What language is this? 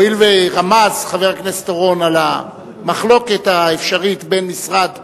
Hebrew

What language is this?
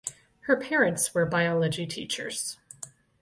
English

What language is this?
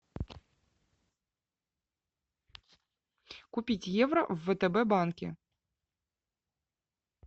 Russian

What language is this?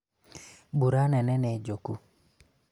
Kikuyu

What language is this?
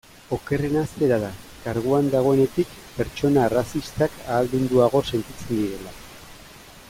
Basque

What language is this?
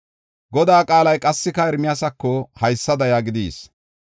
Gofa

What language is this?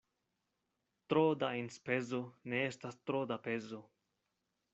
Esperanto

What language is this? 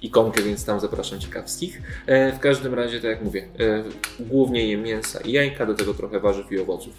Polish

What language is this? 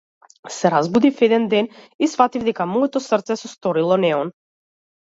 Macedonian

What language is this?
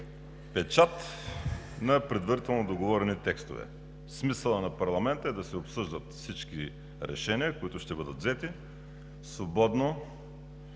Bulgarian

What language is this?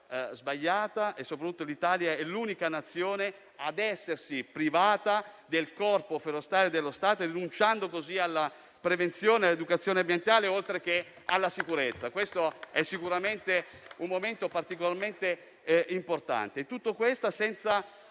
Italian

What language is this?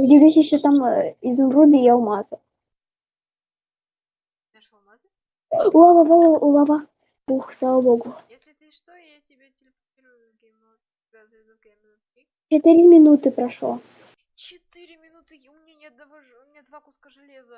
Russian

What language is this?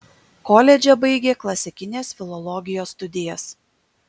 Lithuanian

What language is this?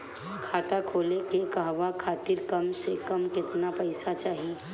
Bhojpuri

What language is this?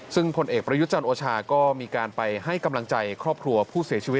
Thai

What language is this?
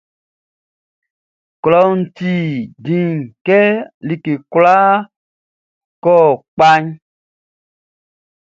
Baoulé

